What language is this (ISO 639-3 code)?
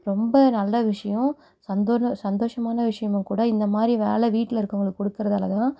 tam